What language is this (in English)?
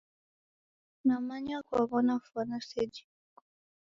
Taita